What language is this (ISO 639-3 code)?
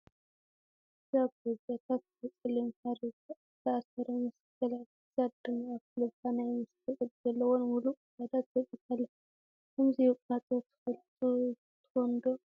tir